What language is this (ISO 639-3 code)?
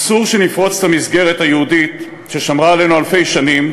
heb